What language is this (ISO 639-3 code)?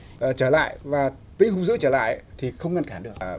vie